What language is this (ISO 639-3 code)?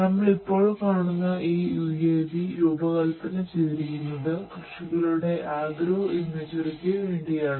mal